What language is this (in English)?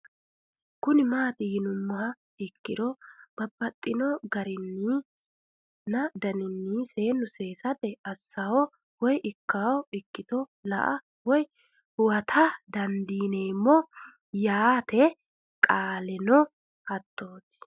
Sidamo